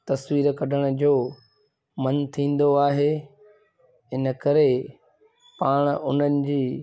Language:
Sindhi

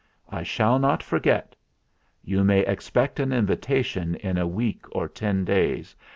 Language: English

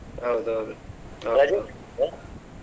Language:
Kannada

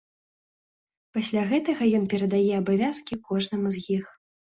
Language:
Belarusian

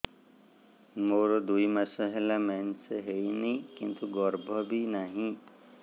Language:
Odia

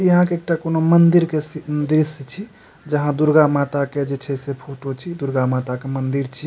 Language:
Maithili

